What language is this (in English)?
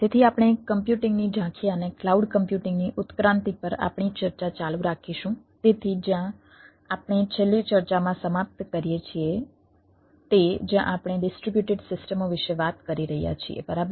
Gujarati